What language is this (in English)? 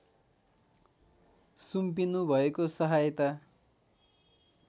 Nepali